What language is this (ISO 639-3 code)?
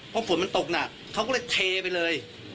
tha